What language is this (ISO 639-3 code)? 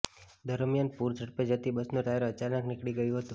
guj